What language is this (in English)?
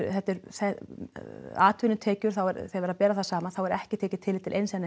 Icelandic